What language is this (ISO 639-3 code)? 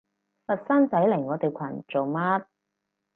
yue